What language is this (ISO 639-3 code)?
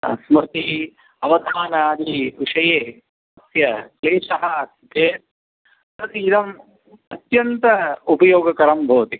san